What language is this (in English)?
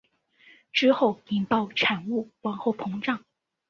Chinese